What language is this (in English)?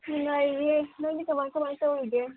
Manipuri